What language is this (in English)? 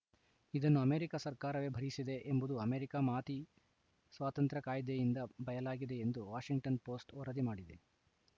Kannada